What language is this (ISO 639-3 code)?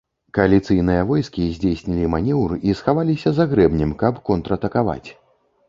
bel